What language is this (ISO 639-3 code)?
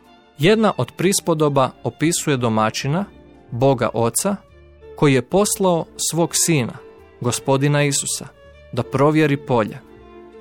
hrv